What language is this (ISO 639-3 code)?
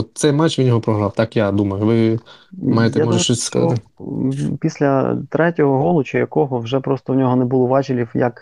ukr